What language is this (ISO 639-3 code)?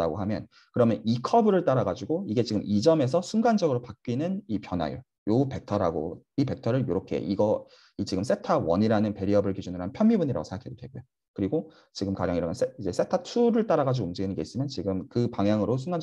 kor